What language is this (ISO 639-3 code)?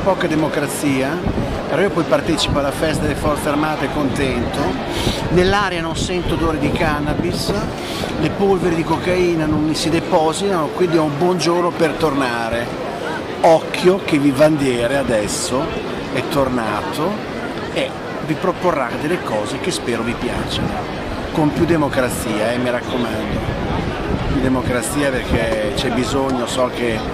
ita